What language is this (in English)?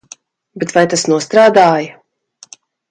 Latvian